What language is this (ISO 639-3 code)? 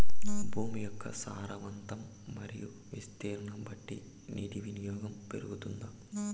tel